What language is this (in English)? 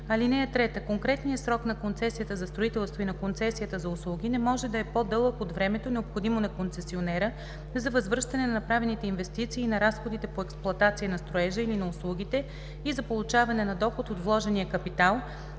Bulgarian